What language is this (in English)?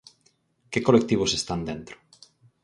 Galician